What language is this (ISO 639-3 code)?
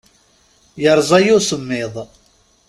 kab